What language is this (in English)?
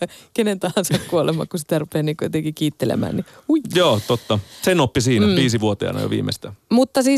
Finnish